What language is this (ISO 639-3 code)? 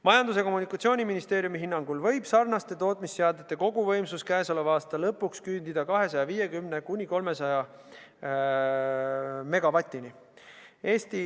est